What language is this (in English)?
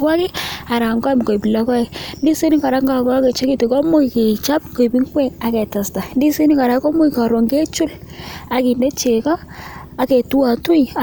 Kalenjin